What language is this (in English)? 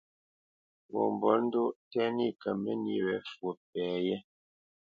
Bamenyam